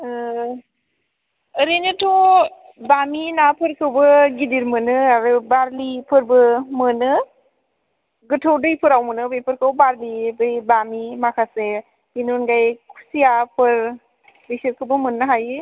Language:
Bodo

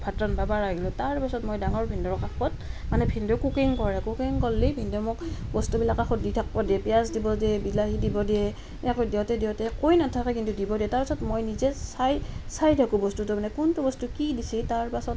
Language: Assamese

